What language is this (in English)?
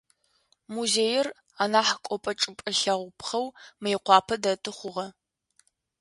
Adyghe